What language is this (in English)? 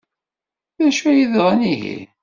Kabyle